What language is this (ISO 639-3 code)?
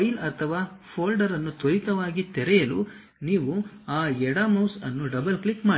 kan